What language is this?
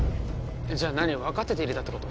Japanese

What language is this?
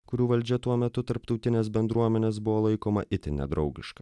Lithuanian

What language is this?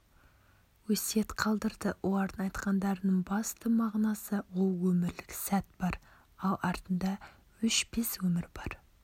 Kazakh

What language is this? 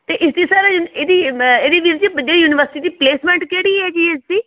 Punjabi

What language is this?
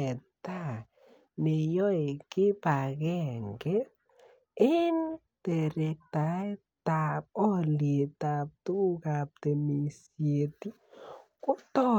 Kalenjin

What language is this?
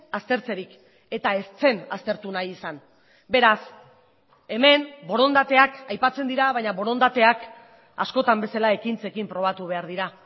Basque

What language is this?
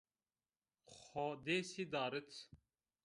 Zaza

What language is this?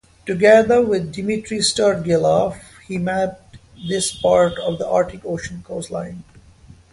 English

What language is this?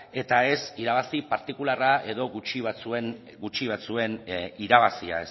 Basque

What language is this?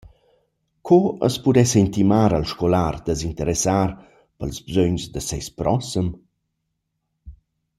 Romansh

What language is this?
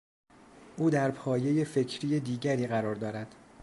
Persian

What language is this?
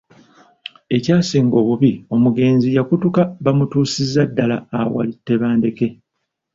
Ganda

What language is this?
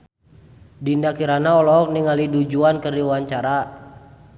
Sundanese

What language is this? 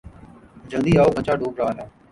Urdu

